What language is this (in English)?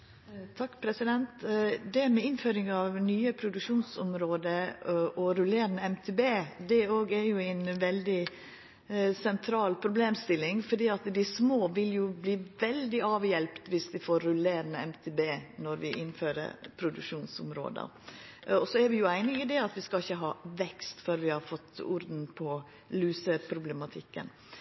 Norwegian Nynorsk